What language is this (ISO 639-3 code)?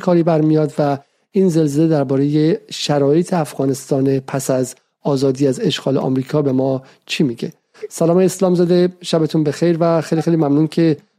fas